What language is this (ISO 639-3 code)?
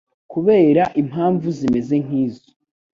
kin